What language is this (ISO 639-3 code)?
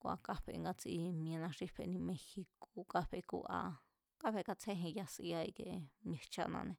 vmz